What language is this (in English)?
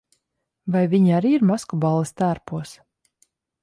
Latvian